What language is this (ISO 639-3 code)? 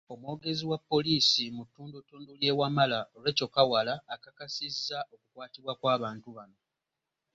lug